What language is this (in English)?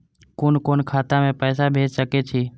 Maithili